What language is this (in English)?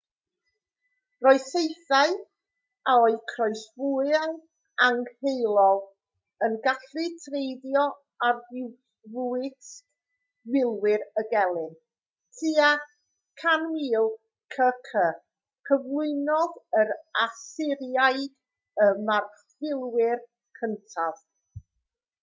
Welsh